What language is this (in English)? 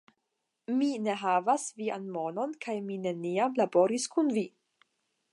Esperanto